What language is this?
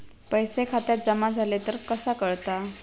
Marathi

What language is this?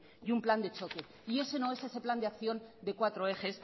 Spanish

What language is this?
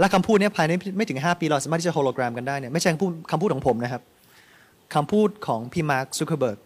Thai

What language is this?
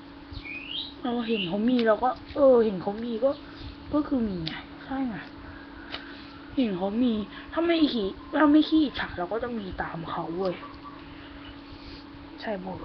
Thai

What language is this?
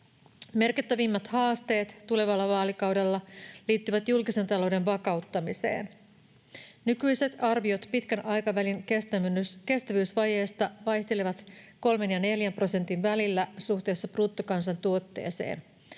Finnish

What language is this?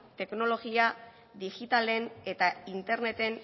Basque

